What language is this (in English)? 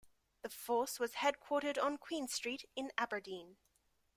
English